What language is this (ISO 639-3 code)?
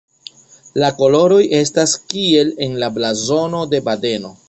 epo